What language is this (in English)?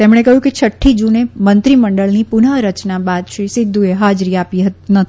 Gujarati